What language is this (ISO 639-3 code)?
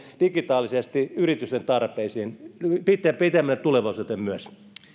fin